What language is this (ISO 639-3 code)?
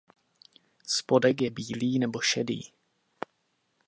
ces